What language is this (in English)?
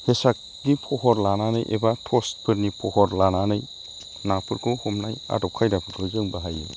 Bodo